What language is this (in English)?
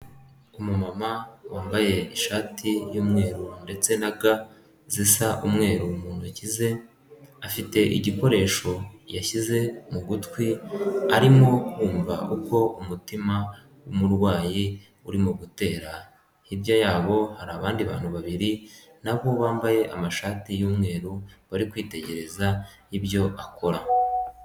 Kinyarwanda